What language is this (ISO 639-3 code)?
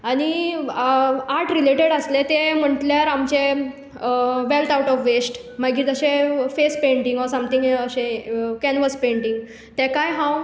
kok